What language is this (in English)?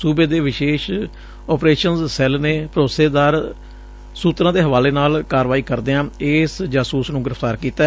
Punjabi